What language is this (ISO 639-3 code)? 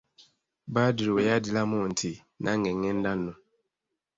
lug